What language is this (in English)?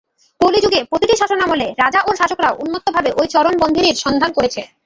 Bangla